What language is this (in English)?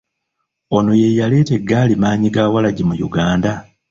Ganda